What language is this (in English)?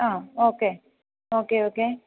Malayalam